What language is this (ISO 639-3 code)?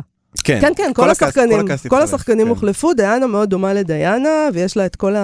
heb